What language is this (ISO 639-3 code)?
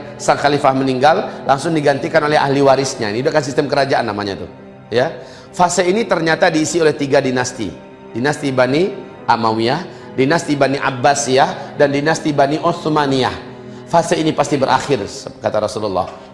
ind